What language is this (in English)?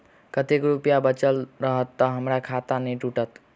Maithili